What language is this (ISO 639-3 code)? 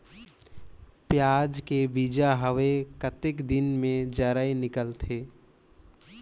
hne